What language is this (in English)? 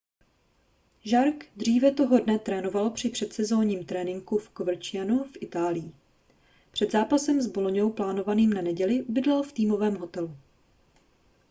Czech